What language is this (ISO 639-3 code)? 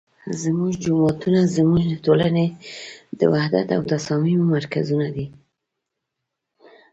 pus